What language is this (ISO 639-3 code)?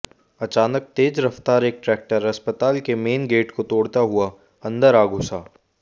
hin